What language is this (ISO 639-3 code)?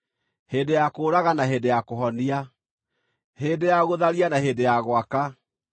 kik